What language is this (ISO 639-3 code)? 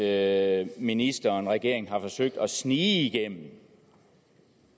dan